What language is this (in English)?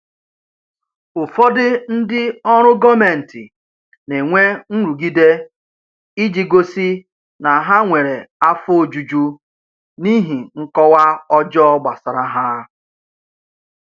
Igbo